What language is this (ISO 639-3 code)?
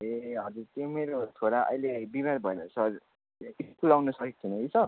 nep